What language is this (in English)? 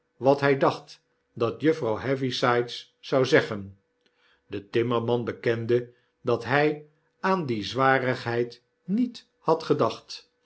Dutch